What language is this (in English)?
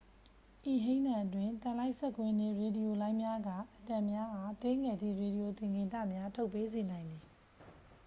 Burmese